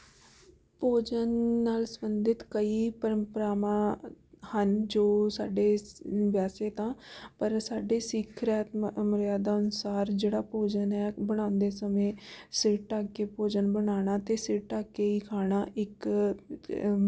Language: Punjabi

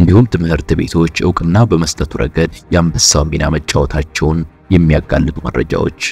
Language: Arabic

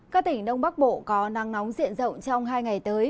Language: Vietnamese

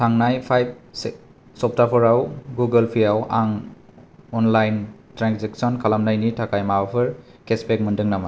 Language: Bodo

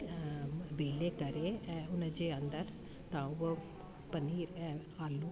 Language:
Sindhi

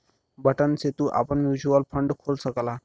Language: Bhojpuri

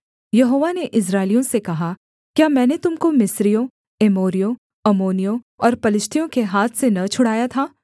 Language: Hindi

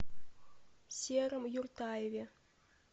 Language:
Russian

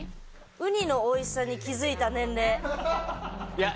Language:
Japanese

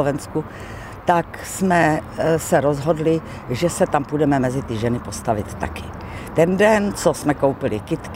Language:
Czech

